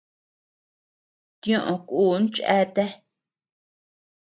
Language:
Tepeuxila Cuicatec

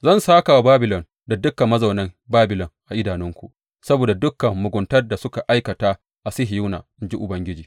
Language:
Hausa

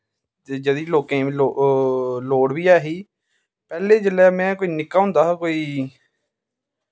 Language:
Dogri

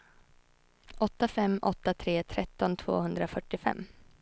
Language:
Swedish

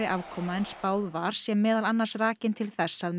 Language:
Icelandic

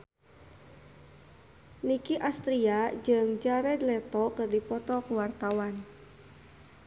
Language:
Sundanese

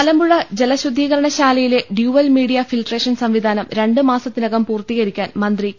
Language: Malayalam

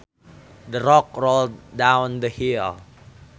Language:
Sundanese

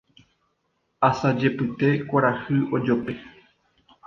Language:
Guarani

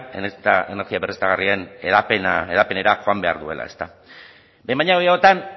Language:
Basque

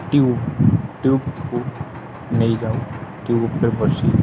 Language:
Odia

